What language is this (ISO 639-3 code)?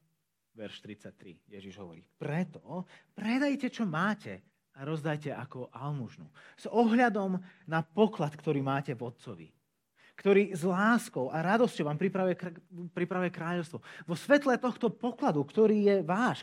slk